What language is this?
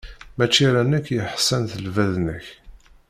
Kabyle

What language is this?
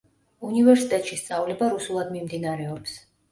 Georgian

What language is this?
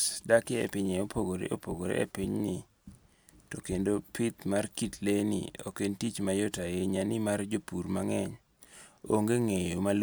Luo (Kenya and Tanzania)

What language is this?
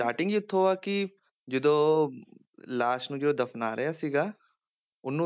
Punjabi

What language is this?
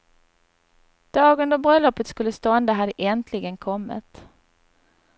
Swedish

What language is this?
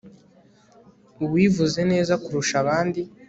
Kinyarwanda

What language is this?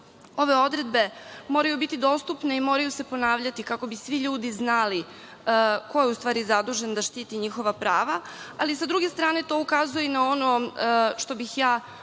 Serbian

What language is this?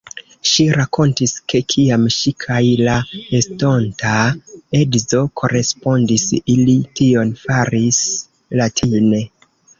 Esperanto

